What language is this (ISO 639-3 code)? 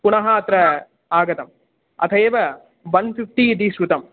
san